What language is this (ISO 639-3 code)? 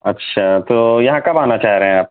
urd